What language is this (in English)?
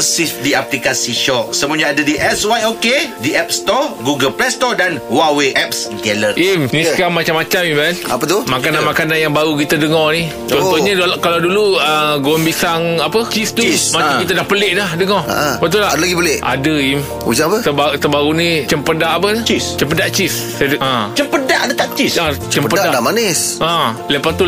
Malay